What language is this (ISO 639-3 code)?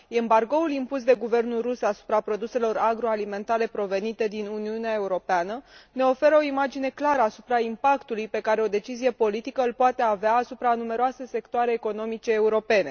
ron